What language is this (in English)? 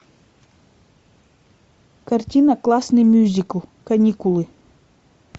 Russian